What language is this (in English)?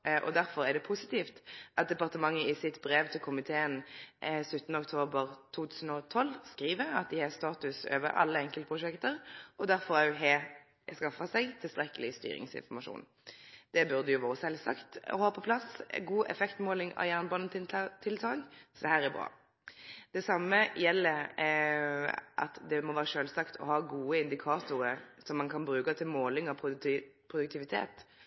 Norwegian Nynorsk